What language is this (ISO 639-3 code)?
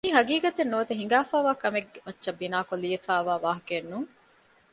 div